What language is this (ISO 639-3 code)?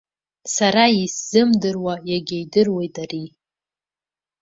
abk